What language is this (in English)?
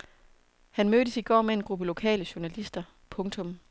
Danish